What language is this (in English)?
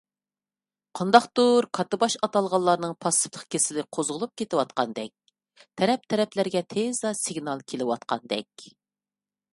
Uyghur